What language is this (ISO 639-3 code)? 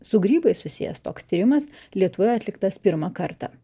lit